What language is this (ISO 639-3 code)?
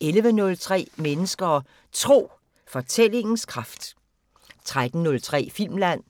dan